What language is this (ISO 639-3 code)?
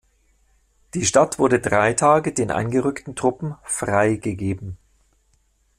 deu